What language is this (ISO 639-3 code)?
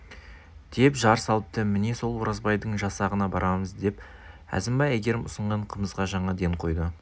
kaz